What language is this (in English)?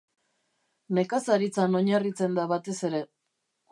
Basque